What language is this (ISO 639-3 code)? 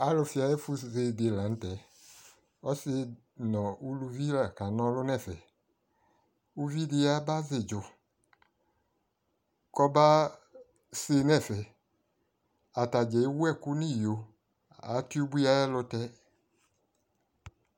kpo